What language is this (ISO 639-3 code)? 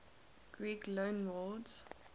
eng